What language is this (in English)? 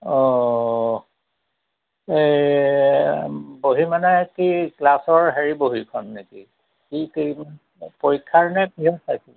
Assamese